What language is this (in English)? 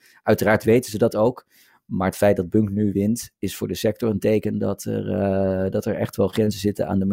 Dutch